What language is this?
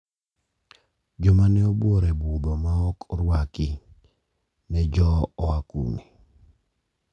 Luo (Kenya and Tanzania)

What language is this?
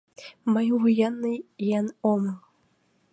Mari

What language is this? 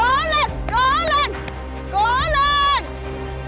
Vietnamese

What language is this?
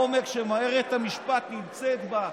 Hebrew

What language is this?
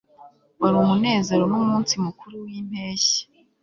Kinyarwanda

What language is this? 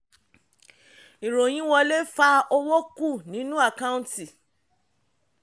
Yoruba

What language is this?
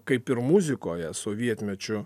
Lithuanian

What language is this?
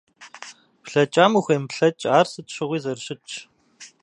Kabardian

